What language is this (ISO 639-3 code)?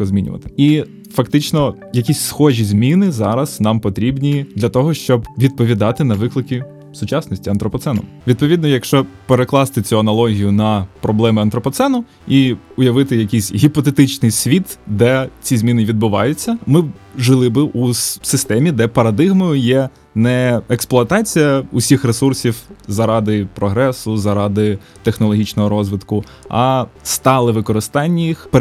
ukr